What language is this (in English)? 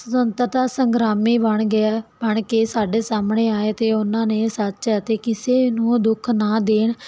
Punjabi